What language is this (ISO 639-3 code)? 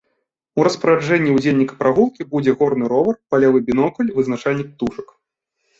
bel